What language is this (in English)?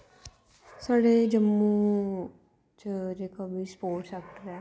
Dogri